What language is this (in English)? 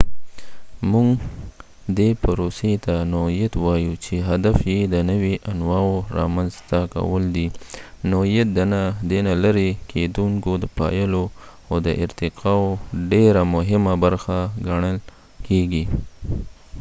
Pashto